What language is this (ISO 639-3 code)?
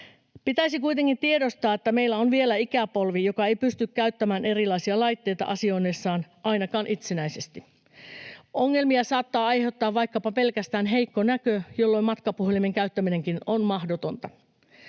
fin